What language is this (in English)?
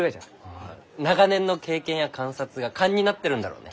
Japanese